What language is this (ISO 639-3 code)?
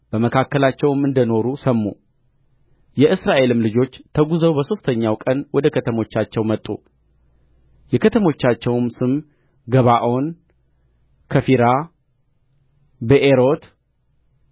amh